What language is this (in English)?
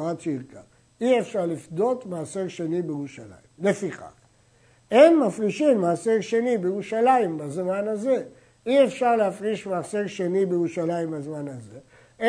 Hebrew